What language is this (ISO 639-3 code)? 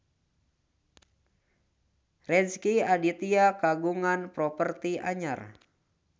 sun